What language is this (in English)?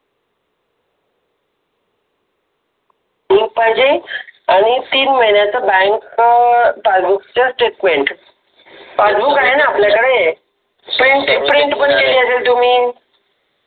Marathi